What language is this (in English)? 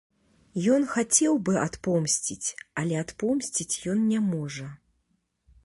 Belarusian